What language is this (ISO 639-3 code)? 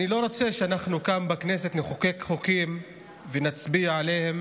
heb